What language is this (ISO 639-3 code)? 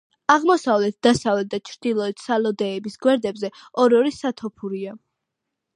kat